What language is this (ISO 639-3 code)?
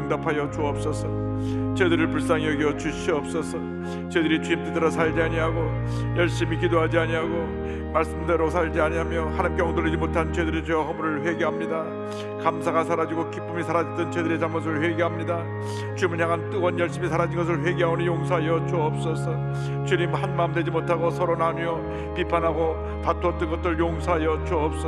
kor